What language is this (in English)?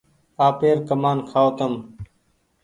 Goaria